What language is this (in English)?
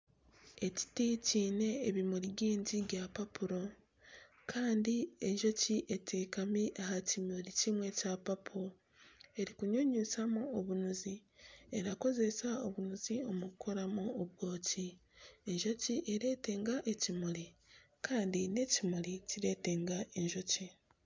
Nyankole